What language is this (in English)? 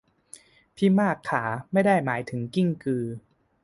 Thai